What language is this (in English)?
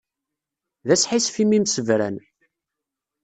Kabyle